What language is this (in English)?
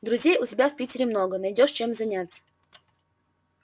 Russian